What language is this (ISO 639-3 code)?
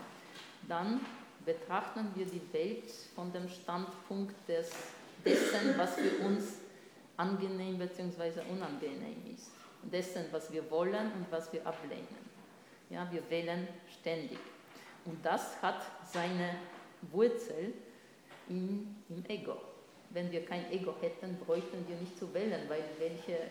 deu